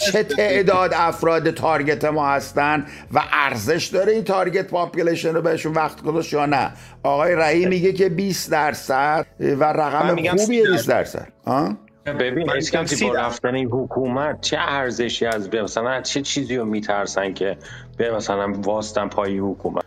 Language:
Persian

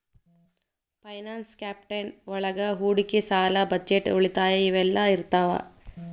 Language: Kannada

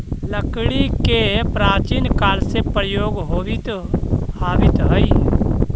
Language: Magahi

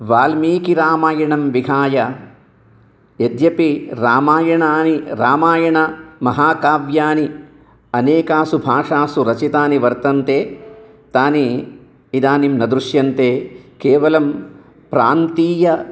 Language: Sanskrit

